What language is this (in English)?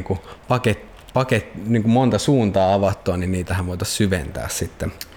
Finnish